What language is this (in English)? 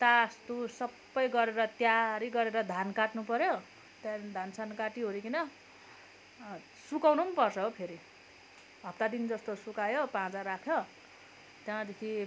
Nepali